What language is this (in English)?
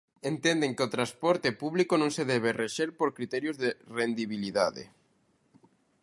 Galician